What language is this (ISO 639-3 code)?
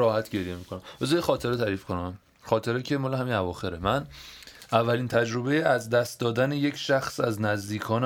fas